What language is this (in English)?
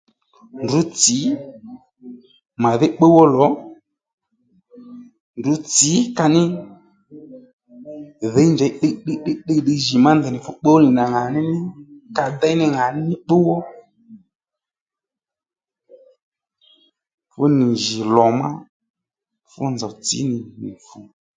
Lendu